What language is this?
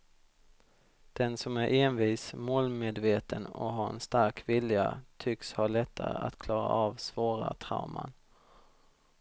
Swedish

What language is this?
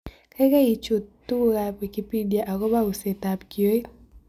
Kalenjin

